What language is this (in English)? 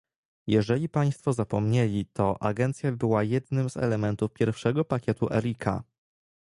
Polish